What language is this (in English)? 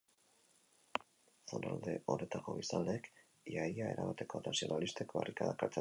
Basque